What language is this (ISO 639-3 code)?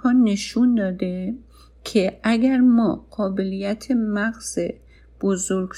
fas